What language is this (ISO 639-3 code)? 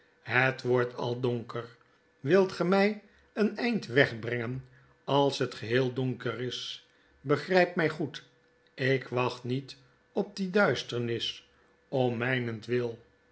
nld